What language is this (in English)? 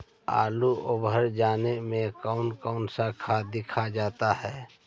Magahi